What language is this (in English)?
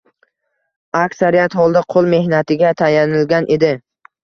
Uzbek